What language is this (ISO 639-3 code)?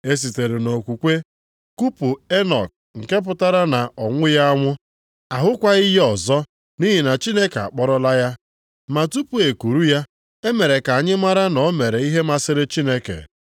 ibo